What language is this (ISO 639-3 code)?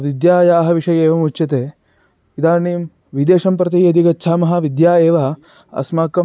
san